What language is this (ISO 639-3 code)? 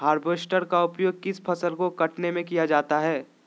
mag